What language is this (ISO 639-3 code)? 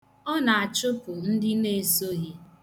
ibo